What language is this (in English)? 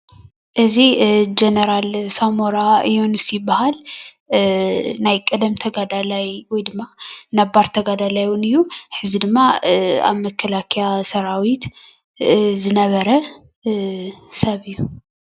Tigrinya